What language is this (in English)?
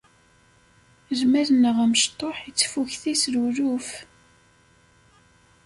Kabyle